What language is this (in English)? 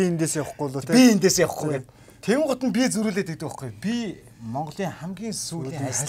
Turkish